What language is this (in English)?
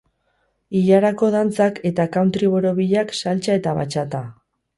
Basque